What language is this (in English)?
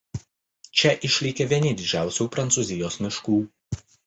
Lithuanian